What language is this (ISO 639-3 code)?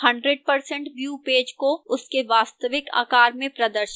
hin